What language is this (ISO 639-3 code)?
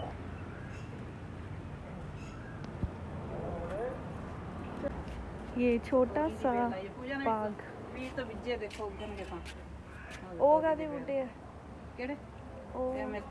hin